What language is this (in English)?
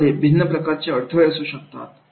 Marathi